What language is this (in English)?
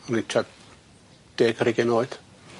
Welsh